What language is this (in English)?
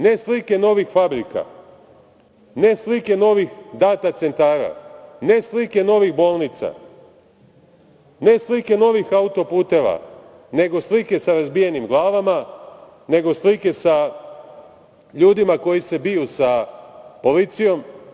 Serbian